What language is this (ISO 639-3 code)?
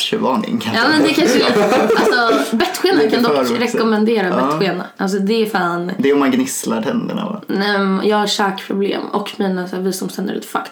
swe